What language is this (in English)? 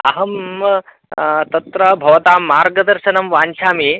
Sanskrit